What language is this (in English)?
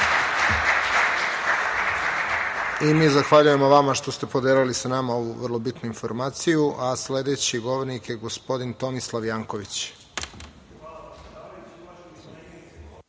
Serbian